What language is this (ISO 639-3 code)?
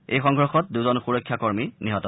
asm